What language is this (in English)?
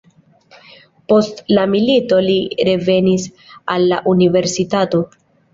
Esperanto